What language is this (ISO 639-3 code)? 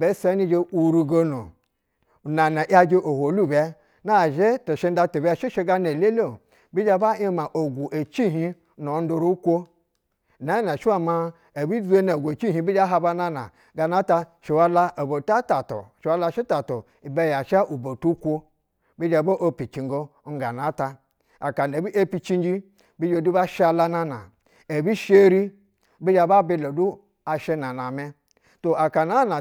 bzw